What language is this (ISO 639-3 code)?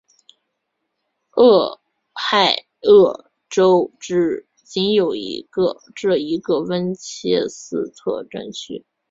zho